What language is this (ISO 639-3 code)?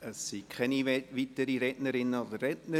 gsw